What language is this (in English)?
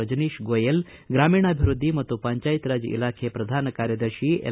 Kannada